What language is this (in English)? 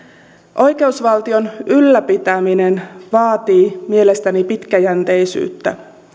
Finnish